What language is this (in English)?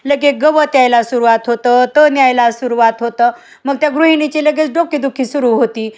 Marathi